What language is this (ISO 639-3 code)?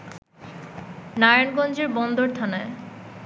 ben